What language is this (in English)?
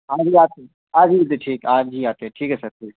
Urdu